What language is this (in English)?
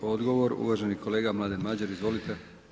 Croatian